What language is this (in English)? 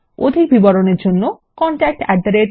Bangla